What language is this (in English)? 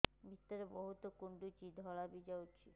Odia